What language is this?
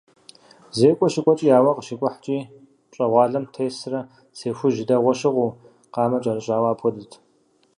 Kabardian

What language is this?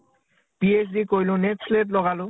Assamese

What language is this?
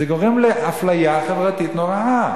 Hebrew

